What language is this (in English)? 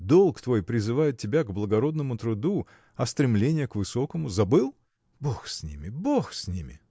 Russian